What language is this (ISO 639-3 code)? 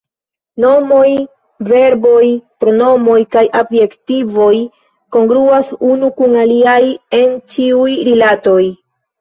epo